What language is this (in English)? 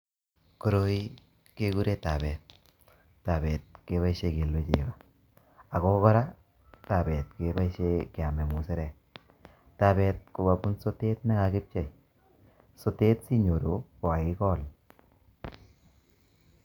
Kalenjin